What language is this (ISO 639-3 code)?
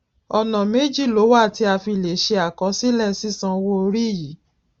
yor